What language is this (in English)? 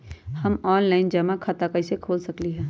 Magahi